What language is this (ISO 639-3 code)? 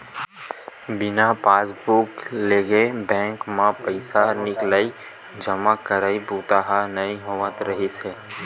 hne